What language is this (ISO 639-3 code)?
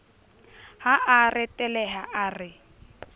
sot